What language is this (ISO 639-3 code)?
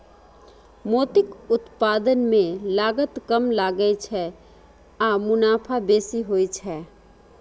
mai